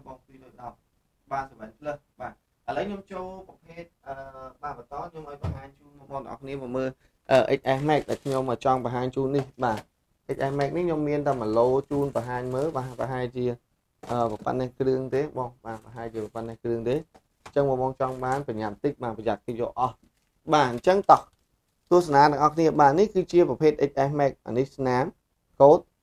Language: Vietnamese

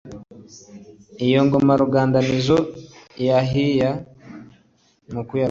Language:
Kinyarwanda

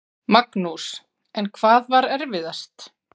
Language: Icelandic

